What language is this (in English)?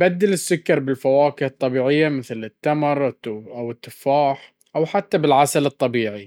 Baharna Arabic